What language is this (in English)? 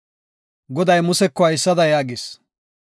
Gofa